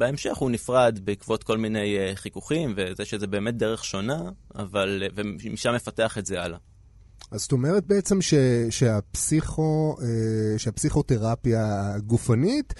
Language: Hebrew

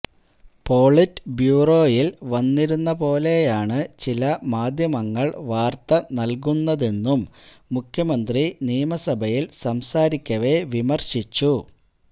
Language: Malayalam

